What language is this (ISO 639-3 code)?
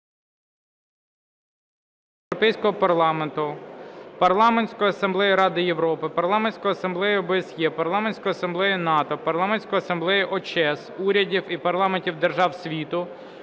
ukr